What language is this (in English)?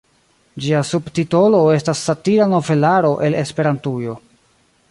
Esperanto